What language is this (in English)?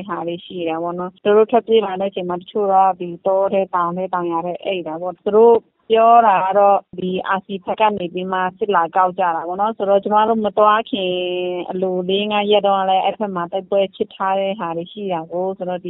Thai